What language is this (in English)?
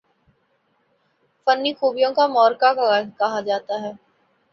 Urdu